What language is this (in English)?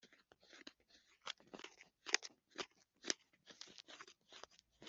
Kinyarwanda